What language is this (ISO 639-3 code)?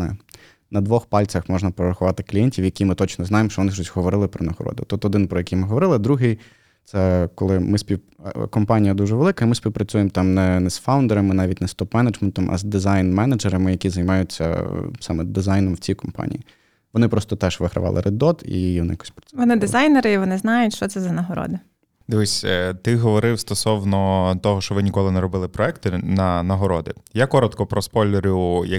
ukr